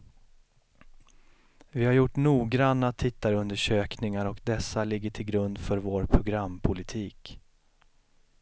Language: Swedish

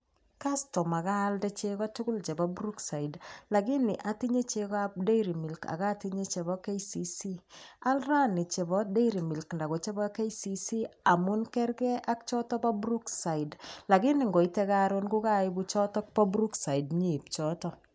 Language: Kalenjin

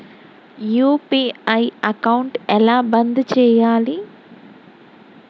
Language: Telugu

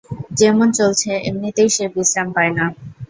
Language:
Bangla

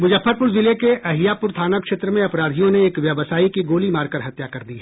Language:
Hindi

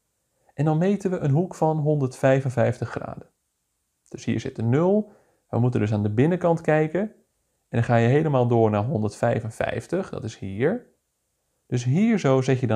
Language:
Dutch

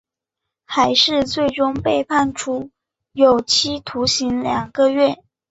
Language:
Chinese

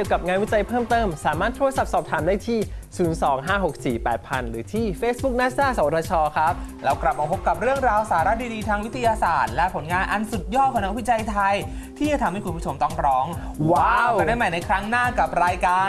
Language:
Thai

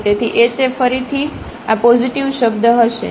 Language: Gujarati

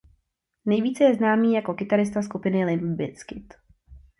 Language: Czech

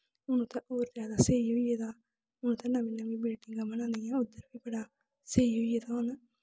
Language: Dogri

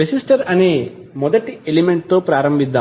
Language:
Telugu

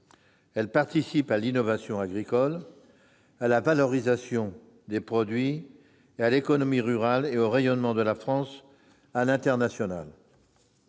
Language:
French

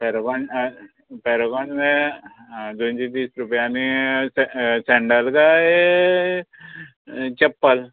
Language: Konkani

